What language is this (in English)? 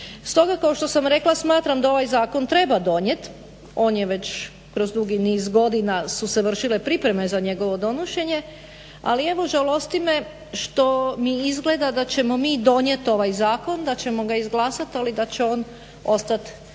Croatian